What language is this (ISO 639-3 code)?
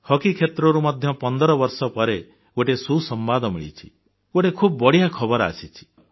ori